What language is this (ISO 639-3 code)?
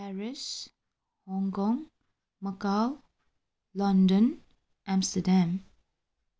nep